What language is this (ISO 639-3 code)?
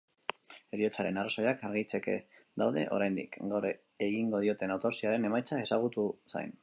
eus